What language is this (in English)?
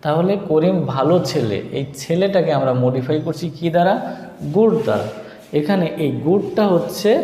Hindi